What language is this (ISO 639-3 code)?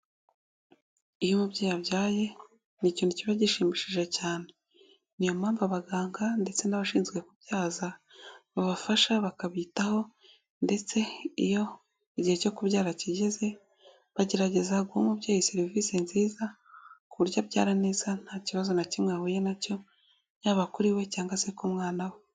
kin